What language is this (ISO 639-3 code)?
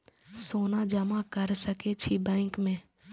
mai